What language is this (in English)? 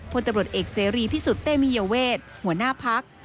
Thai